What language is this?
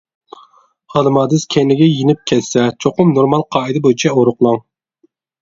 Uyghur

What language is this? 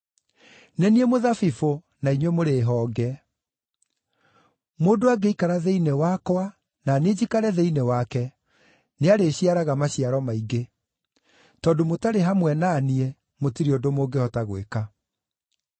Kikuyu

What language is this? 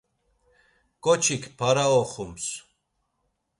Laz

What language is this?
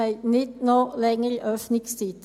Swiss German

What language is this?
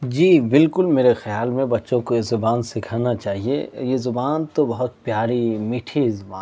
Urdu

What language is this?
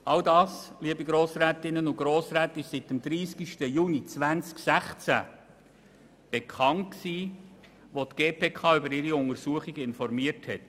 Swiss German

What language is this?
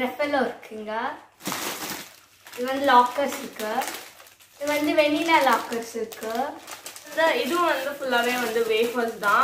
Romanian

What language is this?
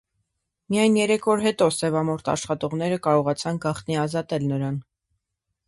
Armenian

